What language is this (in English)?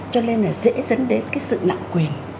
Vietnamese